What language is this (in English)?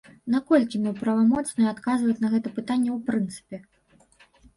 Belarusian